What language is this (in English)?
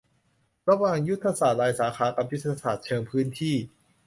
Thai